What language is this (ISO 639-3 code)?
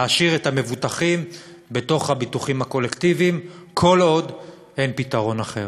heb